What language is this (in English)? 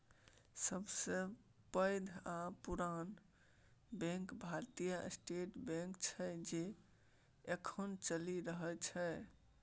Maithili